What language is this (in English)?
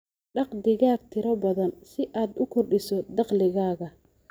Somali